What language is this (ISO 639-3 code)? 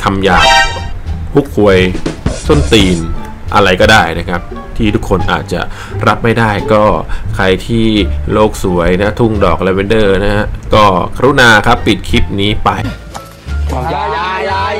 tha